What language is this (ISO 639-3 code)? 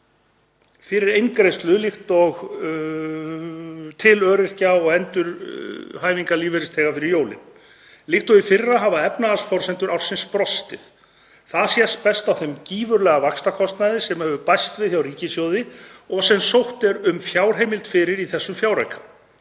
isl